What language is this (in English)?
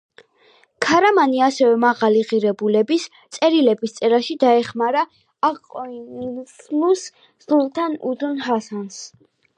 Georgian